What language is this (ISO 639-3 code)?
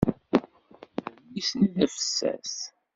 kab